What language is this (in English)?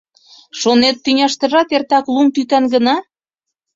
Mari